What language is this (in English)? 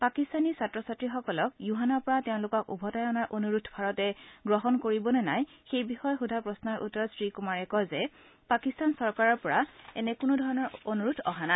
Assamese